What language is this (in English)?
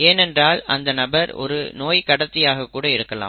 Tamil